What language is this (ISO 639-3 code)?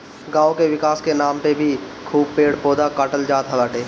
bho